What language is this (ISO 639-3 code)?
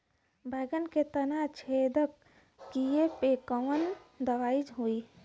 bho